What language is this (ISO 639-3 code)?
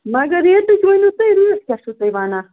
kas